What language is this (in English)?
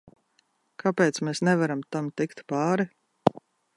Latvian